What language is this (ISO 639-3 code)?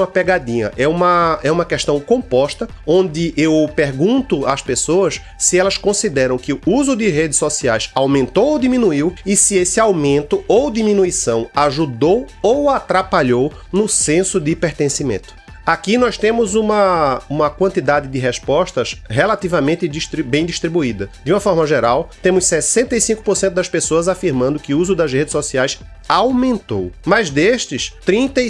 por